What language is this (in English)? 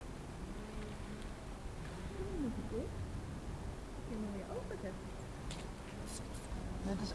Dutch